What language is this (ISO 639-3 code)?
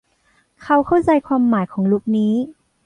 tha